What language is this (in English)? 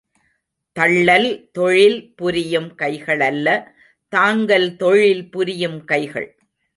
Tamil